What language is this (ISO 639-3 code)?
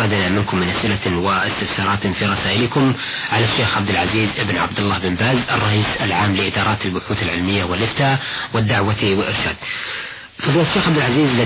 ara